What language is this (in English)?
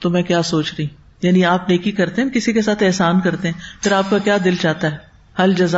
Urdu